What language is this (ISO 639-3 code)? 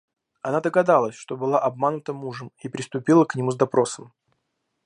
rus